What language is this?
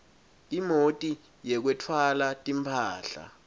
Swati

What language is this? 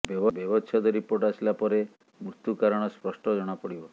Odia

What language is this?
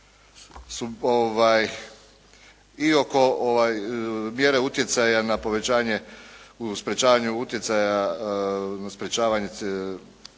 Croatian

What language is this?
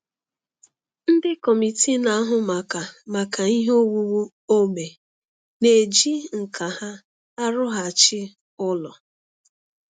Igbo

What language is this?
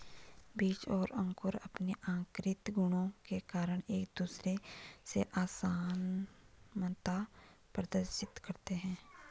Hindi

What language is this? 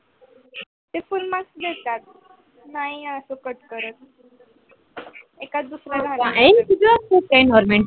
Marathi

